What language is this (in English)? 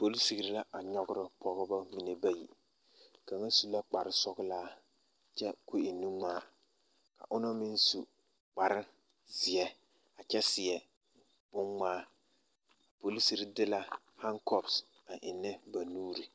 Southern Dagaare